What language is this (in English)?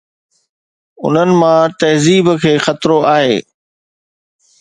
Sindhi